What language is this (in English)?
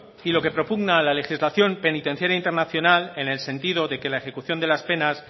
Spanish